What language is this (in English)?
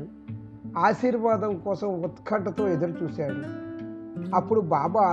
Telugu